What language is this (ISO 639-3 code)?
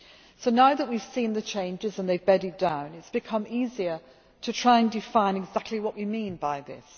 eng